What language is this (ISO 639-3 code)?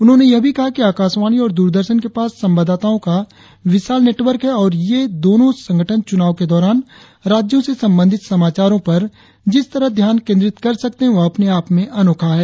hin